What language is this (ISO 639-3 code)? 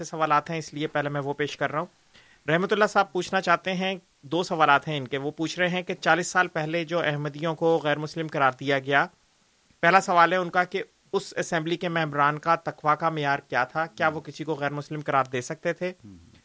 urd